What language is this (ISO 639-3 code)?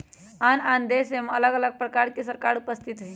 mag